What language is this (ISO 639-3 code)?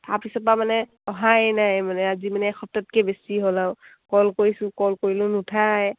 asm